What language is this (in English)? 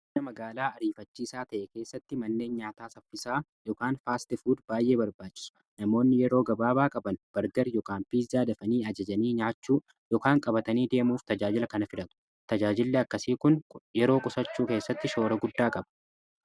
Oromo